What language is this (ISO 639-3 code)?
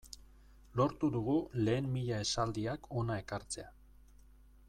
eus